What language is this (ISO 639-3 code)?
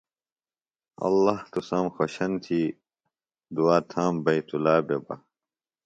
phl